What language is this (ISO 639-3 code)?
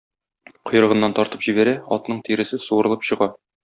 tat